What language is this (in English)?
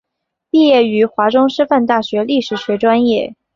Chinese